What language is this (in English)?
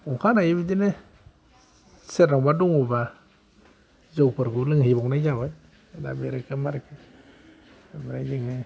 Bodo